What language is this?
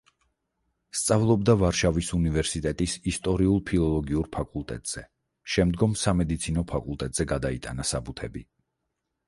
Georgian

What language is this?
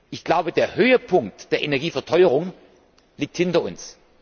German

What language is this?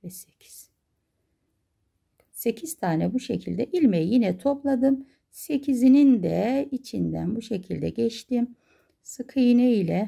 Turkish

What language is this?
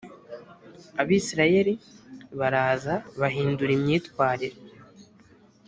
Kinyarwanda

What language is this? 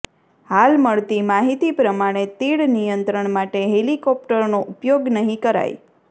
Gujarati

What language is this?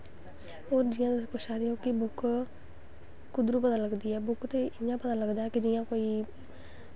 Dogri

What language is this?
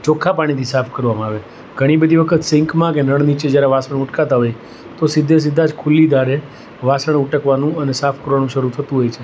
Gujarati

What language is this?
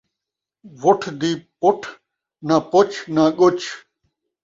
Saraiki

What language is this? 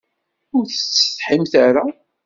Kabyle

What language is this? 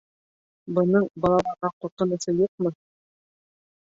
Bashkir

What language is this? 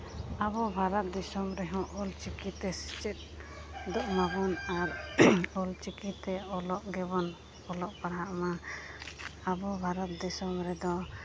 Santali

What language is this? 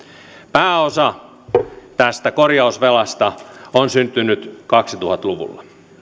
Finnish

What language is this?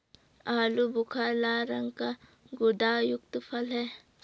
Hindi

